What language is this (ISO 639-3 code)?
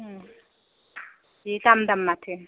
brx